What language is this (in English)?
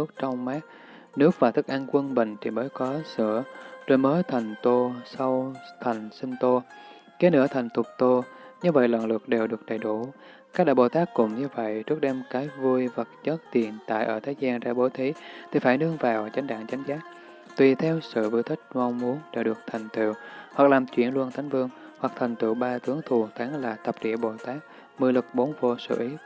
Vietnamese